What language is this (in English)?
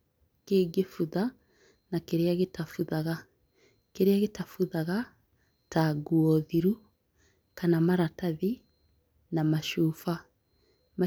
Kikuyu